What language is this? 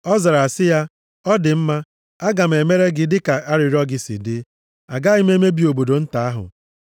Igbo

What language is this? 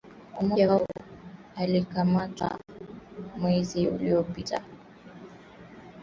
Swahili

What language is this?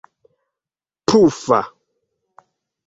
Esperanto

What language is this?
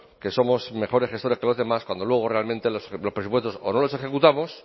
Spanish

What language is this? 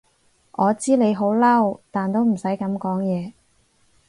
Cantonese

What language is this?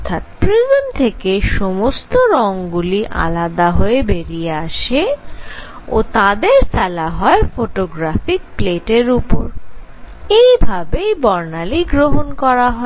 Bangla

